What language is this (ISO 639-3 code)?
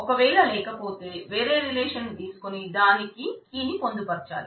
tel